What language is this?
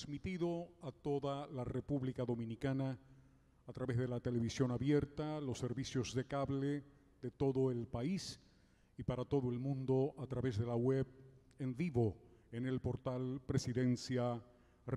Spanish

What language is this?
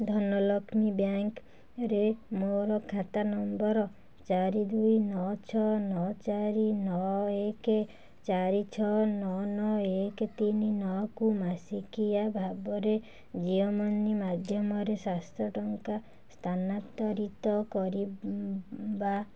Odia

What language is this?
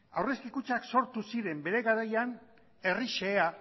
Basque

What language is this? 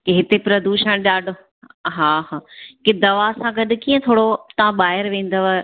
Sindhi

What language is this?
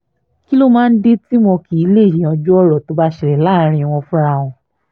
Yoruba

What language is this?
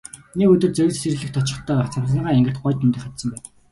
Mongolian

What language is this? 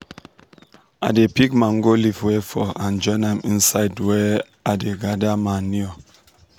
Nigerian Pidgin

